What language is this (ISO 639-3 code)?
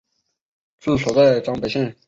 zho